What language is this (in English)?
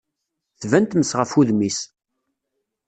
Kabyle